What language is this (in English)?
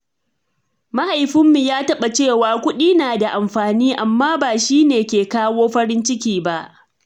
Hausa